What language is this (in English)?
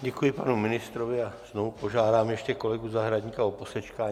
Czech